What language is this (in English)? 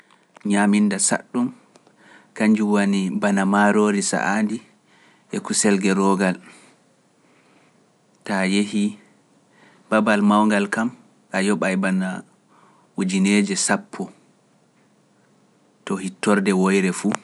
Pular